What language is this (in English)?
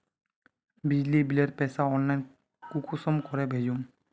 Magahi